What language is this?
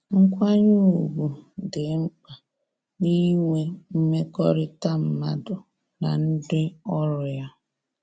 Igbo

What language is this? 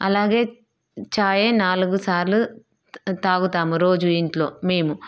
Telugu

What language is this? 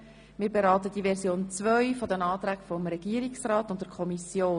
Swiss German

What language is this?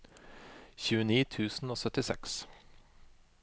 Norwegian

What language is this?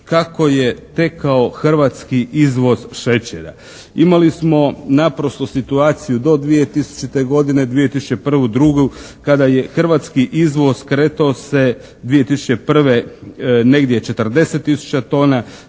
Croatian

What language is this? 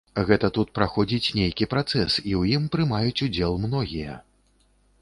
Belarusian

